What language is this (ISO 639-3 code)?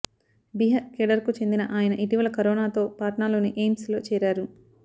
tel